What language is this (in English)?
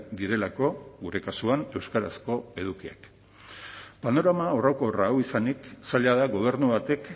Basque